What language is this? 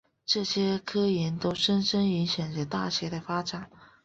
Chinese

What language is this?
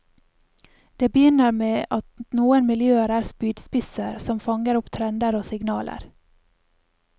Norwegian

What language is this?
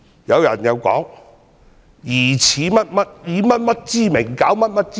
Cantonese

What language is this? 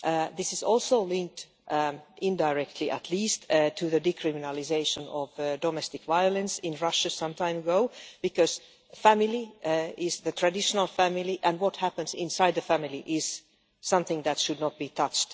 English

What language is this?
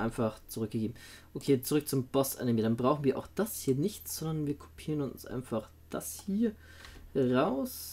German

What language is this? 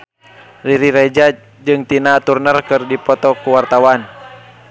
Sundanese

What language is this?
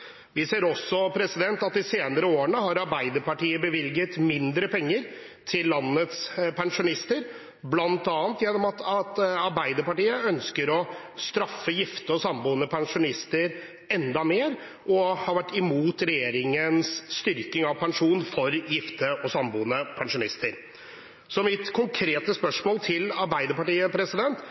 Norwegian Bokmål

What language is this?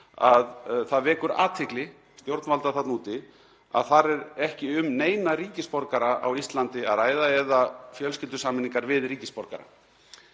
Icelandic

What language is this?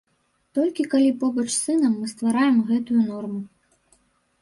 Belarusian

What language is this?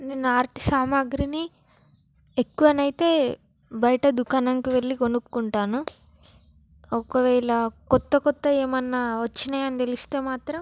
Telugu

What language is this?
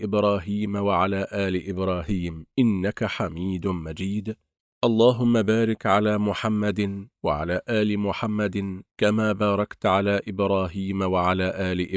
Arabic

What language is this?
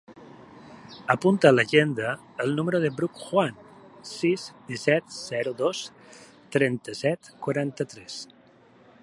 Catalan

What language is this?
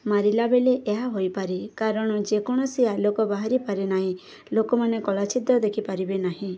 Odia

